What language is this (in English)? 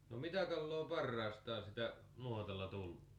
Finnish